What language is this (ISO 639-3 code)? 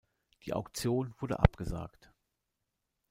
deu